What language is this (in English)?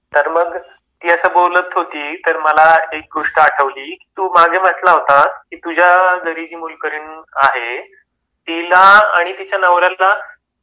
Marathi